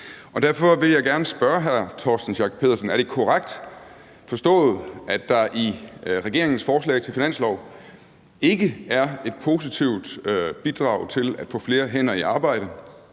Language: Danish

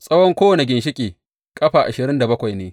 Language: Hausa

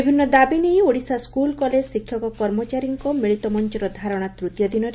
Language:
Odia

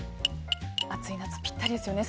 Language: Japanese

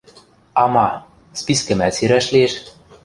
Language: Western Mari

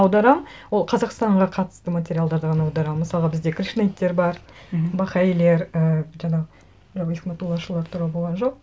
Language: Kazakh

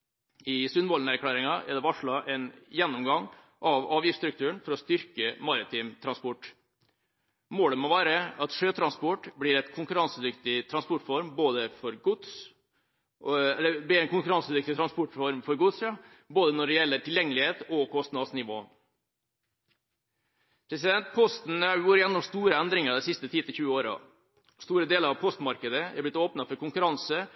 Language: Norwegian Bokmål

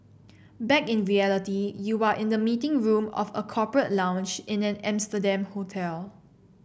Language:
English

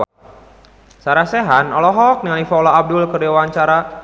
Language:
Sundanese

